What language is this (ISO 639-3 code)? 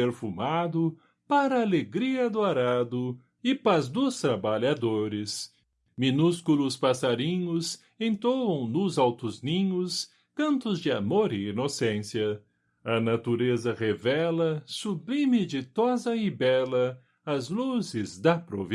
por